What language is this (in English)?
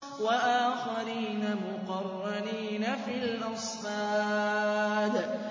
Arabic